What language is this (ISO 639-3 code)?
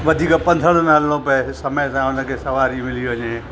snd